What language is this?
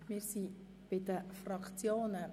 Swiss German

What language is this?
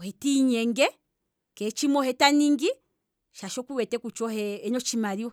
Kwambi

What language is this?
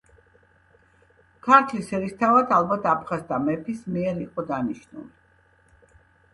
Georgian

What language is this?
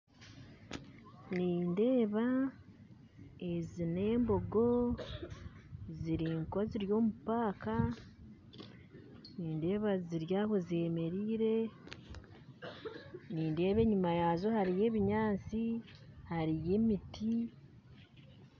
Nyankole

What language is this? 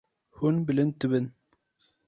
Kurdish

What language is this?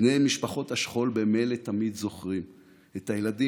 Hebrew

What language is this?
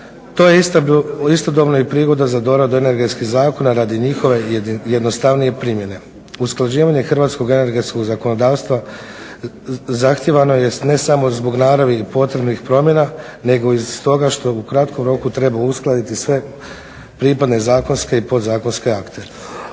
Croatian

